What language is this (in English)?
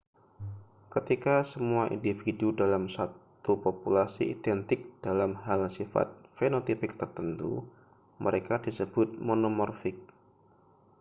Indonesian